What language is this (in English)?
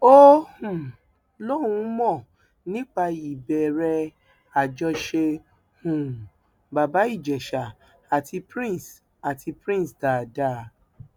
Yoruba